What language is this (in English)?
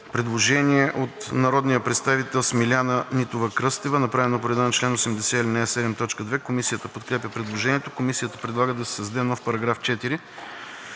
Bulgarian